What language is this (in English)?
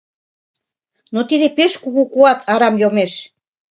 Mari